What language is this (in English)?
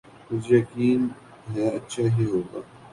Urdu